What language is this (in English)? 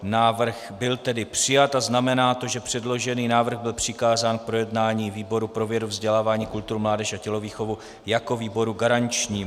Czech